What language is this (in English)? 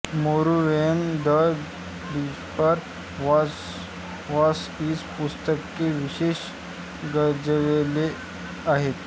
Marathi